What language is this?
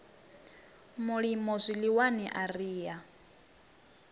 Venda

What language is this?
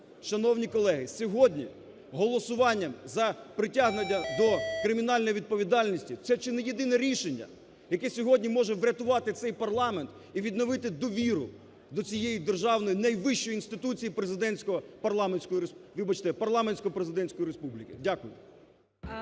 Ukrainian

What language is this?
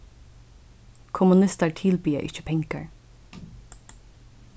Faroese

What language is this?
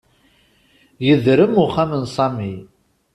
Kabyle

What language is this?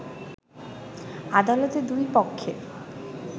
Bangla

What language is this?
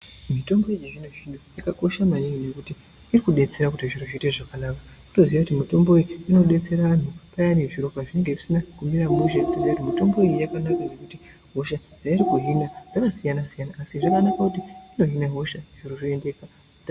Ndau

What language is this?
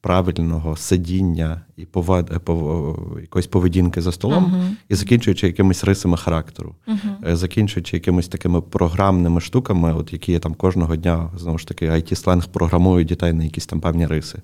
Ukrainian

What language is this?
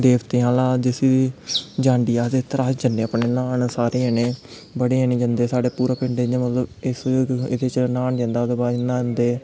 Dogri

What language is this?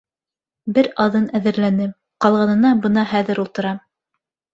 Bashkir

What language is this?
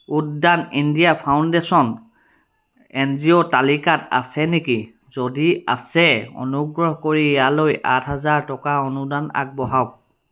Assamese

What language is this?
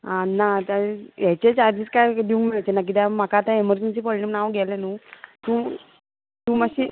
Konkani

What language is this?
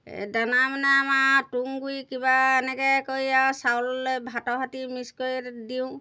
Assamese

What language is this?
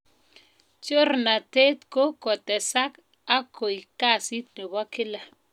Kalenjin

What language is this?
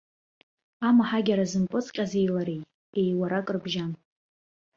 Abkhazian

